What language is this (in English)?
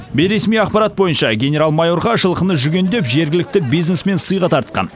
Kazakh